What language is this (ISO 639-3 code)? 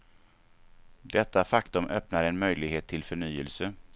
swe